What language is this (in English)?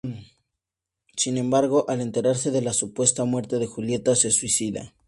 Spanish